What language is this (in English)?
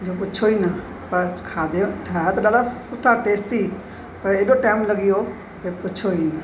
Sindhi